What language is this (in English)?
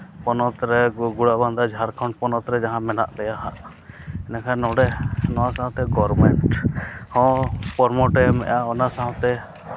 Santali